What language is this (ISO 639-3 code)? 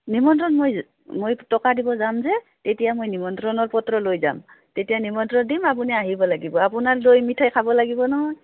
asm